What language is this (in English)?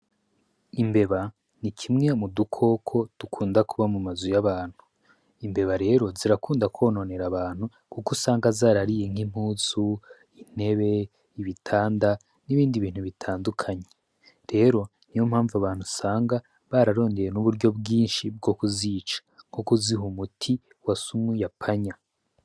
Rundi